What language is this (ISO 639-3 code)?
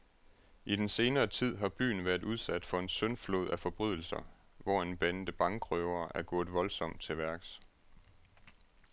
dan